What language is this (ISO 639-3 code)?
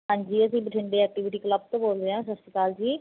pan